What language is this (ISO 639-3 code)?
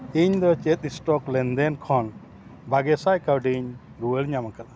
sat